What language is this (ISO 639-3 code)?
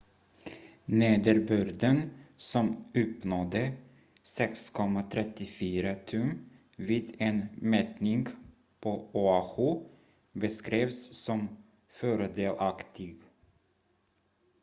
swe